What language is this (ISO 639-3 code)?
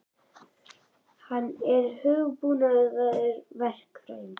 isl